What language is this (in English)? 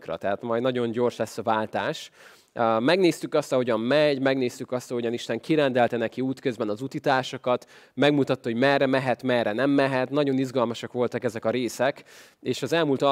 Hungarian